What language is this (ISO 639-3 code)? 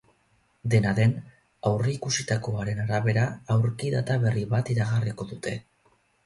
eus